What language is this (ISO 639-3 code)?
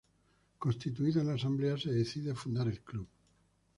spa